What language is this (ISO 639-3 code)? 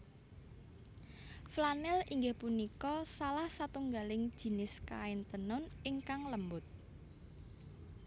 jav